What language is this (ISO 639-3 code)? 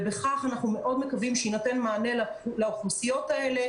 heb